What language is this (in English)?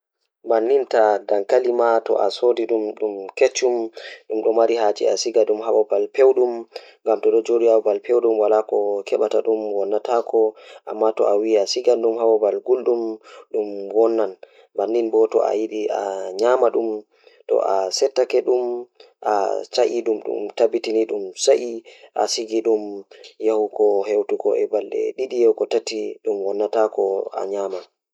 Fula